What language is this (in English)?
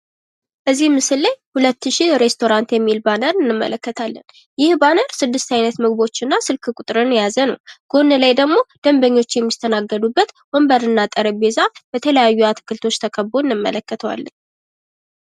Amharic